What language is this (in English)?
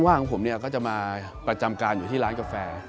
Thai